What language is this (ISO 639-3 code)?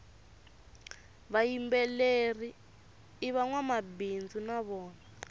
tso